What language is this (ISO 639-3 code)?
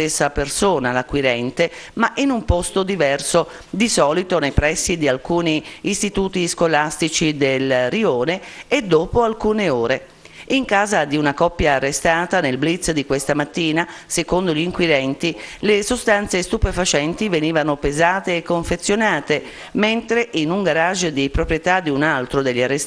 ita